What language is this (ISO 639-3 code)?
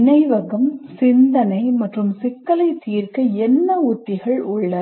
tam